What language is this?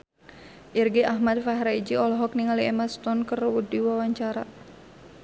Sundanese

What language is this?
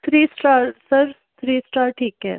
Punjabi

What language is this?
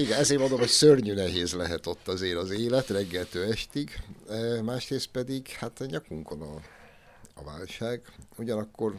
Hungarian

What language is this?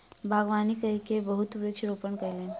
Maithili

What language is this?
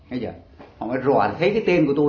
Vietnamese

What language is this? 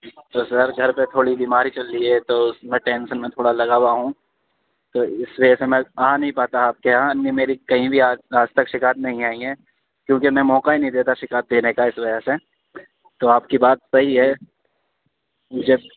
Urdu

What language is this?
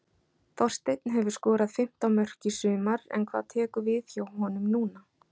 Icelandic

